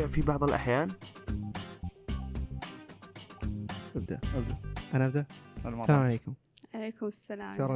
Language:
Arabic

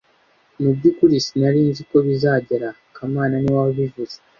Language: Kinyarwanda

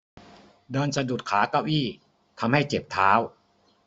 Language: Thai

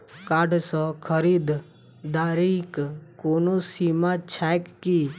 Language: Maithili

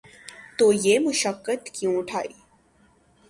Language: Urdu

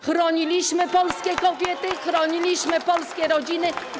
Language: Polish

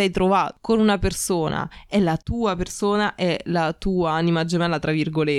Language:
Italian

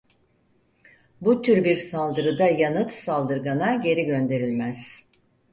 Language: Turkish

